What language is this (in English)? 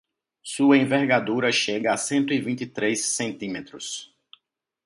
Portuguese